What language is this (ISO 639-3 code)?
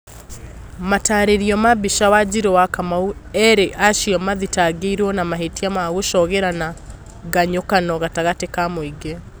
kik